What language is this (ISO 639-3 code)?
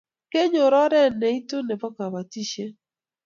kln